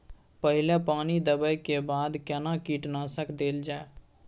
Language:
Maithili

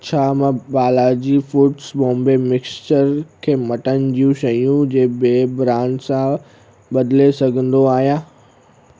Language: Sindhi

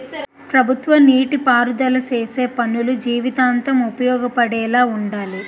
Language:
Telugu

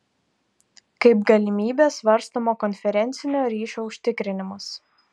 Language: Lithuanian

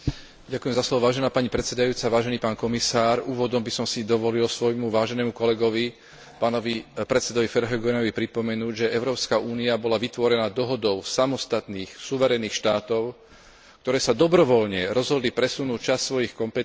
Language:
Slovak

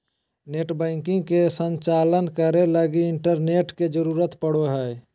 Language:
Magahi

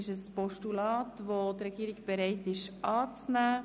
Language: Swiss German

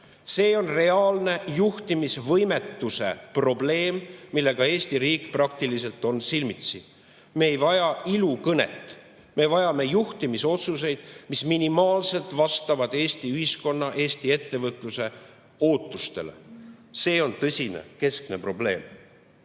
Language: Estonian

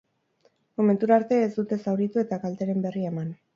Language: Basque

